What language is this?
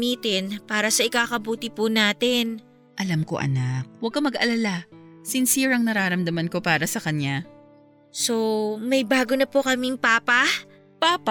Filipino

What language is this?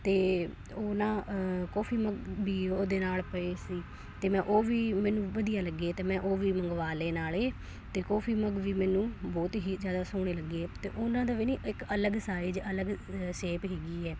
Punjabi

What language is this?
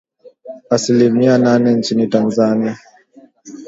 Swahili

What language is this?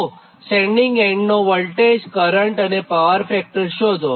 Gujarati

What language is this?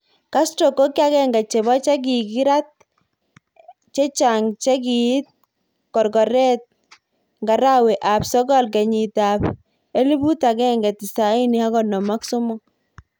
Kalenjin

